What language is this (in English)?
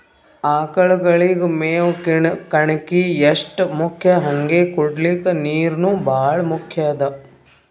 Kannada